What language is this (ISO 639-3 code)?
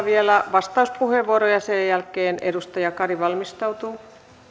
fin